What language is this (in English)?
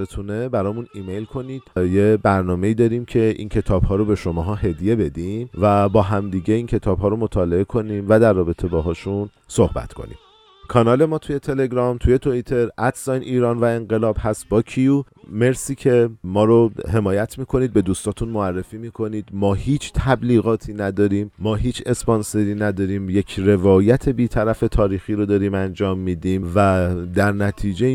Persian